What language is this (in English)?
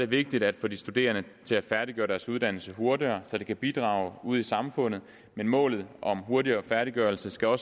Danish